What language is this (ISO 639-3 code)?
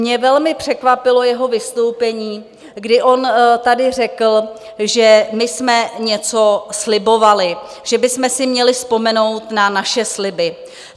ces